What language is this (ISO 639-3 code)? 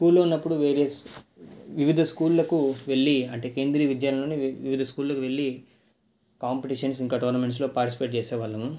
tel